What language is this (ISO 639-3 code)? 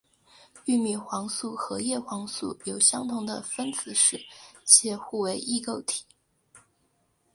zho